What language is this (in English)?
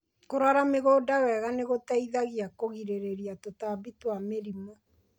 Kikuyu